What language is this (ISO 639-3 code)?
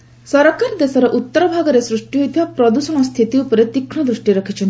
ori